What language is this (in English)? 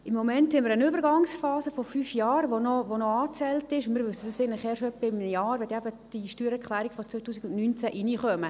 Swiss German